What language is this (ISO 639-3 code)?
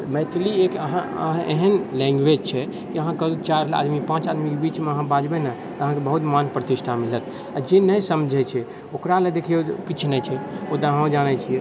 mai